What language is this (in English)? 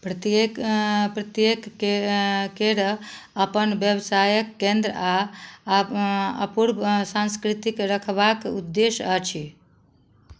Maithili